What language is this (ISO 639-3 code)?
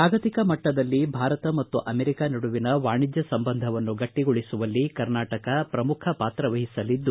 kan